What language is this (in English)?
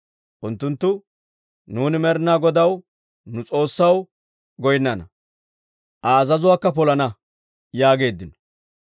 Dawro